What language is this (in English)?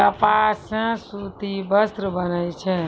Maithili